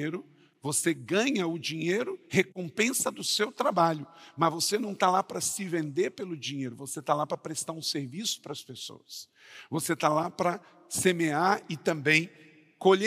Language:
Portuguese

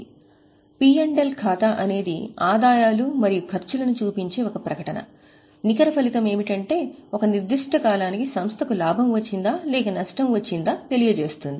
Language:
Telugu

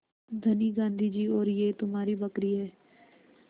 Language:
Hindi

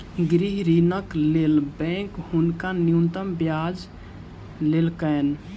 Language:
Maithili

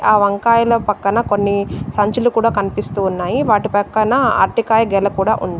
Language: Telugu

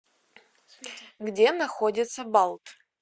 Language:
Russian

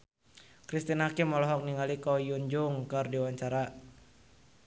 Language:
Sundanese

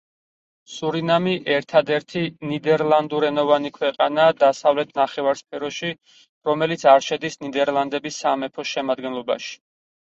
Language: Georgian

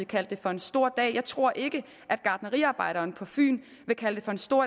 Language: Danish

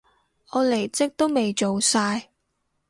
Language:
Cantonese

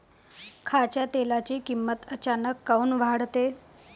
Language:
Marathi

